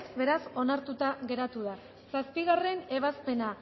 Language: Basque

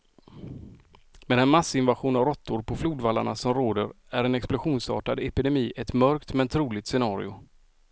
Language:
Swedish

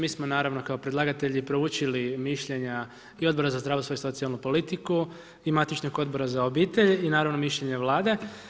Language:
Croatian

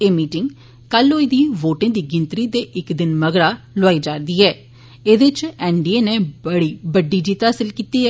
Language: Dogri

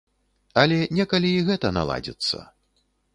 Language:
Belarusian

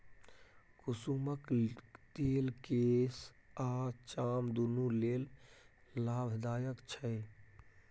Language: Maithili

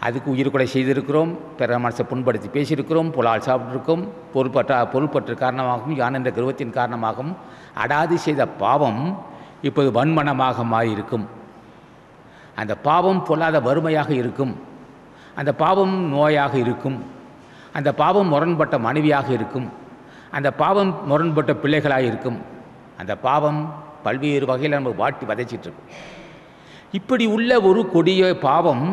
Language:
Thai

